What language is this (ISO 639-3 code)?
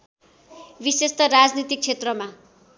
nep